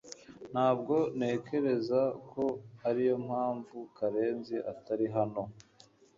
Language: Kinyarwanda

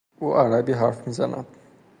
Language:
Persian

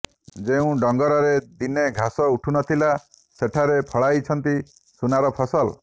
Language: Odia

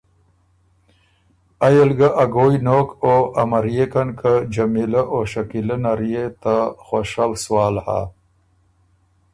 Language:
Ormuri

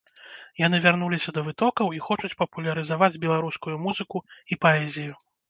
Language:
Belarusian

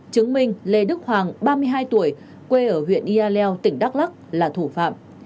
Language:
Vietnamese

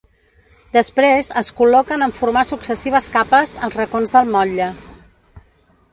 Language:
Catalan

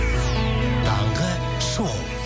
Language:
Kazakh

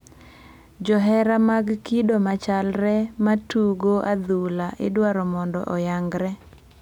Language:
Luo (Kenya and Tanzania)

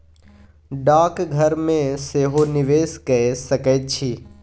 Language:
Maithili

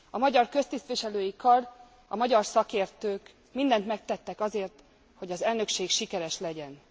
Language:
Hungarian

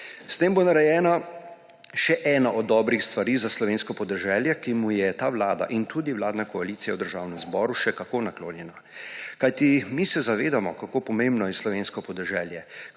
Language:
Slovenian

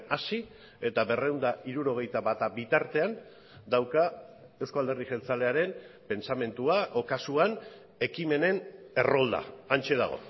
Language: Basque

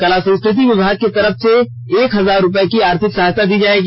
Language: Hindi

